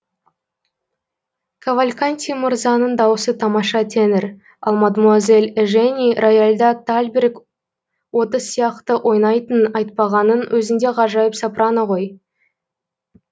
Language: Kazakh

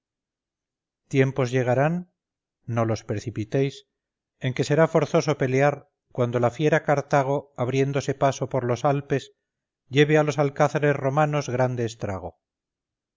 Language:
Spanish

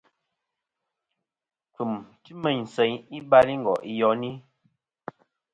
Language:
Kom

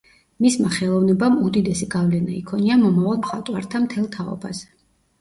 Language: Georgian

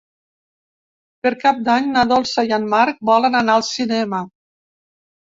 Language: Catalan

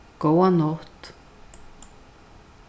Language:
Faroese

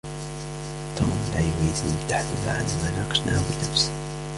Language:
Arabic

